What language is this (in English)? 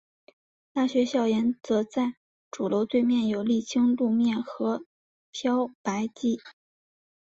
Chinese